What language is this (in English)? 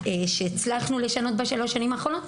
Hebrew